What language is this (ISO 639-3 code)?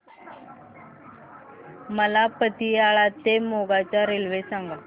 mar